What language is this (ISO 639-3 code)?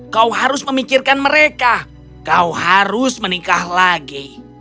ind